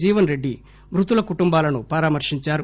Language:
Telugu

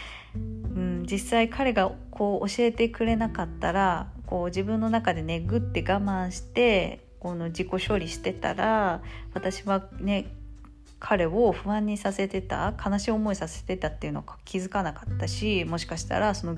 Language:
Japanese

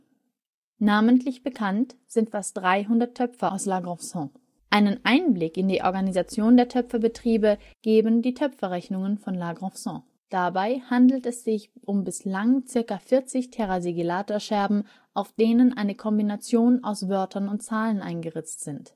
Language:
German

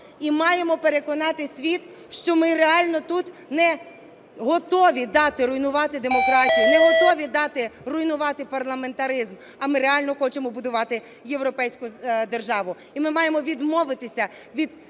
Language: Ukrainian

